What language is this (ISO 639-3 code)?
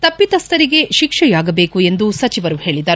kan